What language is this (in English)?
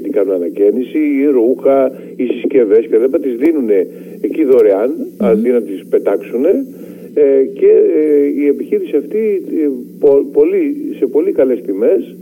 Greek